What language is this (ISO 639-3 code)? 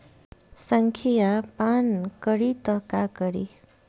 bho